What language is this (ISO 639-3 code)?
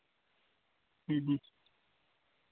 sat